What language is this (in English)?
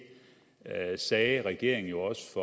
Danish